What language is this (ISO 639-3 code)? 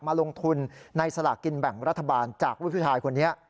tha